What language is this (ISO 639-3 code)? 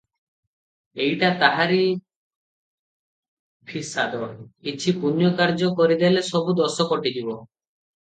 ori